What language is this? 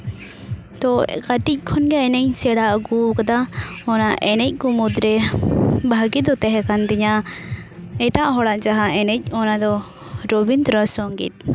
Santali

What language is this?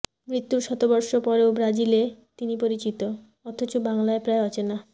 Bangla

